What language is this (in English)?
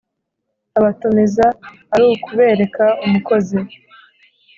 Kinyarwanda